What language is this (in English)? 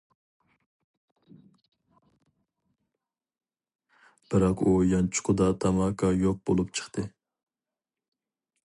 Uyghur